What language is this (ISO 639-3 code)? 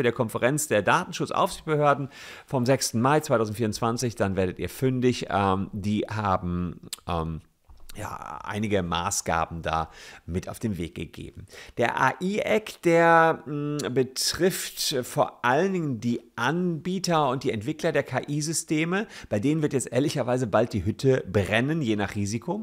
deu